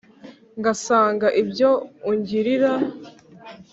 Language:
Kinyarwanda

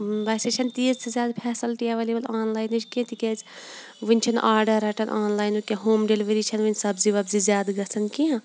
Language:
Kashmiri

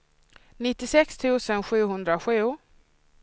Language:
Swedish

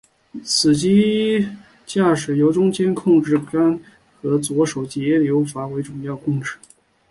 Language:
Chinese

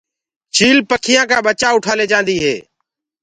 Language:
Gurgula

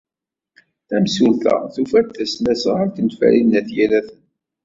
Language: Kabyle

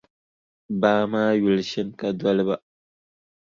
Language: Dagbani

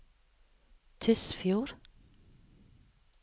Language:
Norwegian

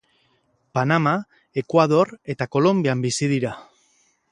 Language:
Basque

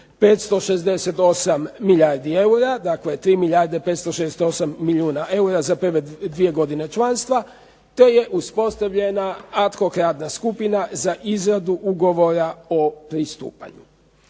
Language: Croatian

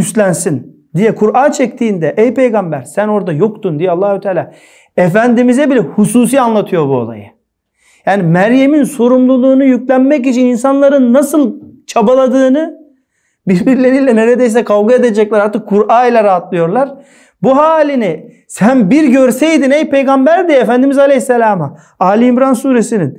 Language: Turkish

